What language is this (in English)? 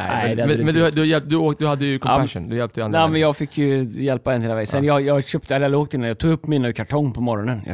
Swedish